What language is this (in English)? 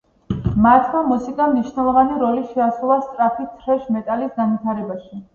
Georgian